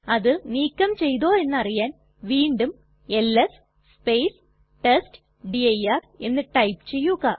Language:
Malayalam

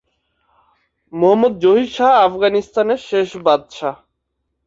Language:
Bangla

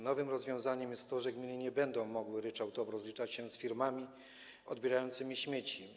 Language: Polish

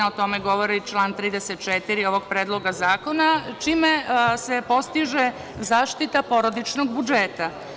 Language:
Serbian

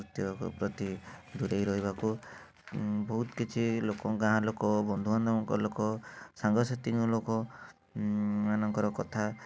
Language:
Odia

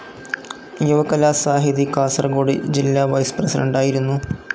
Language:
Malayalam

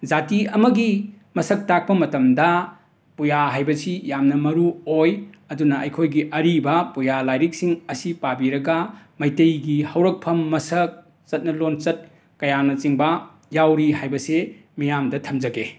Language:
Manipuri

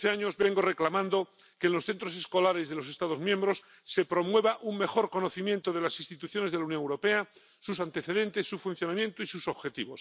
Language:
Spanish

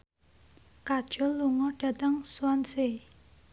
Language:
Javanese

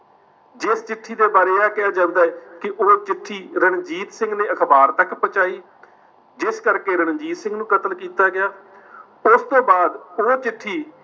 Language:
Punjabi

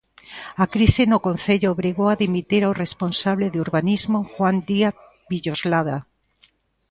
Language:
Galician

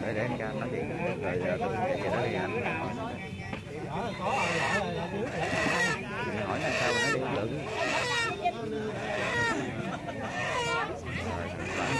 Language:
Vietnamese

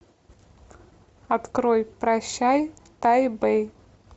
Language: Russian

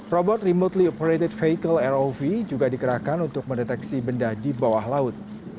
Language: Indonesian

